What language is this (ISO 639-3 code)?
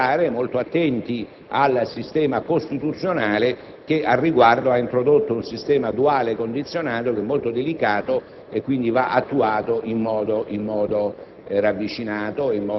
ita